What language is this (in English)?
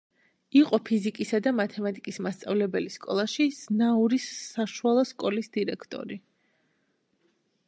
Georgian